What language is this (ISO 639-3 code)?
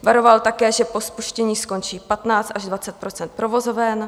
ces